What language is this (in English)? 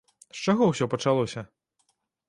Belarusian